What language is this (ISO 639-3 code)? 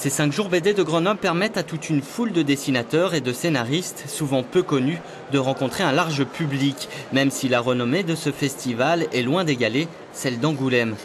fra